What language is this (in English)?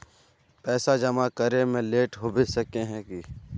Magahi